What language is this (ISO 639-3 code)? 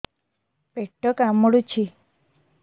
ori